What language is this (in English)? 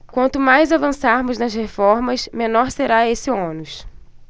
Portuguese